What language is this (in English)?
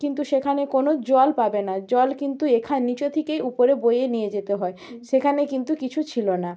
Bangla